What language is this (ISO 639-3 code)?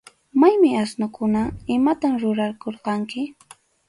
qxu